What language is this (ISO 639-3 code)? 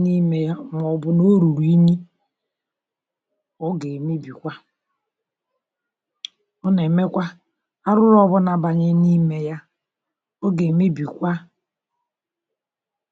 ibo